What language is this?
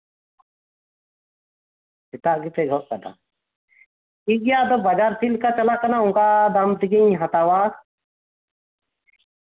Santali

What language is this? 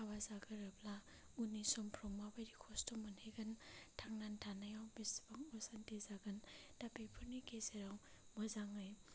Bodo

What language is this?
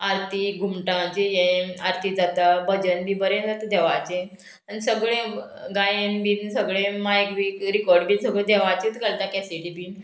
Konkani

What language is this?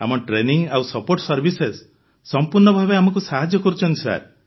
Odia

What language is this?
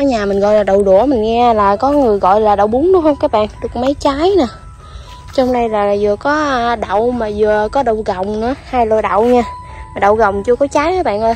Vietnamese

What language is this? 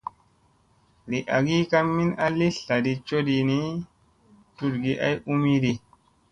Musey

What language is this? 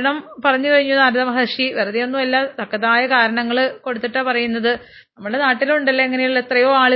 Malayalam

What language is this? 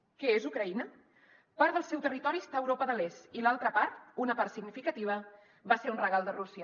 Catalan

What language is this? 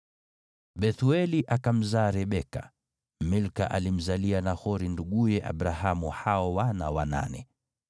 Swahili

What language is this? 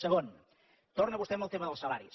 Catalan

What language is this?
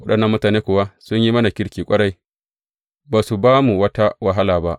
Hausa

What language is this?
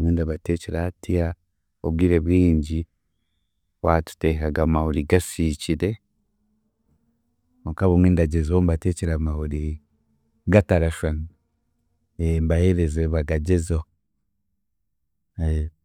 Chiga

